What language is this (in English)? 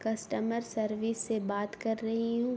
Urdu